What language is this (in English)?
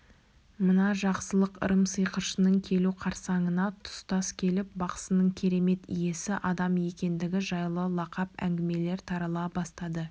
Kazakh